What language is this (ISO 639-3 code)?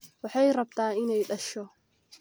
som